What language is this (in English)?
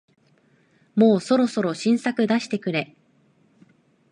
Japanese